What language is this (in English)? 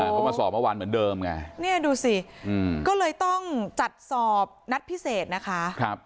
Thai